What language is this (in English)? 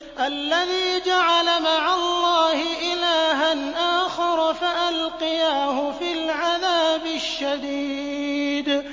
Arabic